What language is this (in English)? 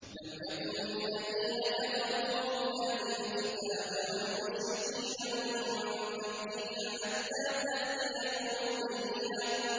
Arabic